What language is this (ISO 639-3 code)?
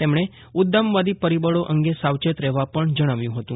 guj